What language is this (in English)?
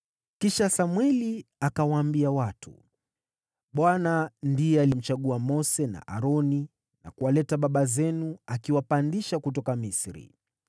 Swahili